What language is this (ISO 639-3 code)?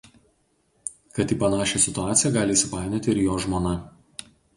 lit